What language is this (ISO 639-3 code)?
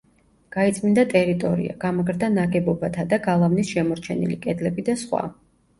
kat